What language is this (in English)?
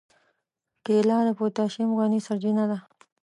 Pashto